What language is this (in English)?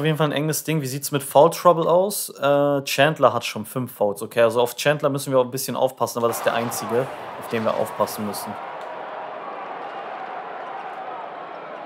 German